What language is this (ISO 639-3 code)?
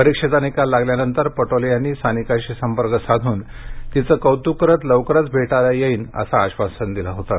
mar